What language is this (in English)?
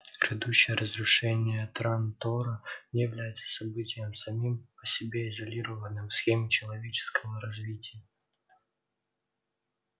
Russian